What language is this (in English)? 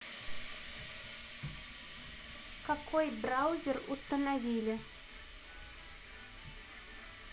Russian